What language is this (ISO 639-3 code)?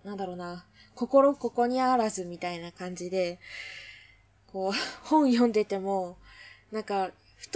jpn